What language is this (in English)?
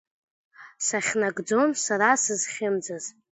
Abkhazian